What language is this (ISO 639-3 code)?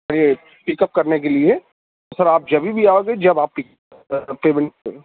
urd